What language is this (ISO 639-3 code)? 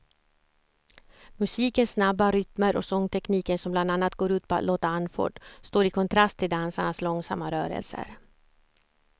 swe